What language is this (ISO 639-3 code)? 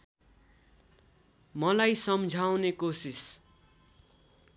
nep